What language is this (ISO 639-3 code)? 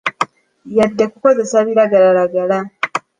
lug